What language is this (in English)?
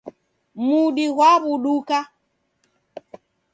Taita